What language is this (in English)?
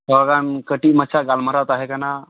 Santali